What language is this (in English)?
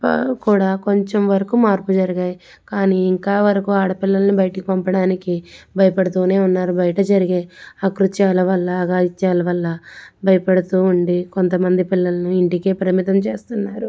Telugu